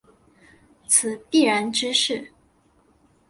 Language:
Chinese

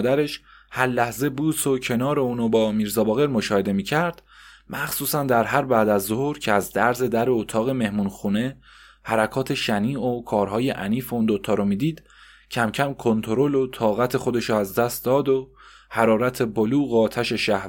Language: Persian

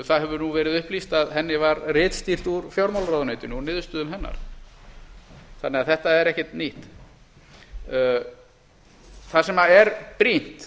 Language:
Icelandic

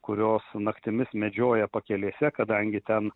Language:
Lithuanian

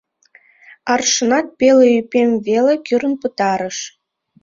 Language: Mari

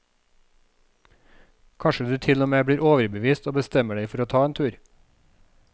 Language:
Norwegian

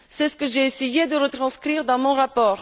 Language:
French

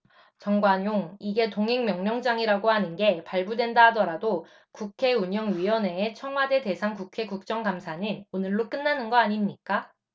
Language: Korean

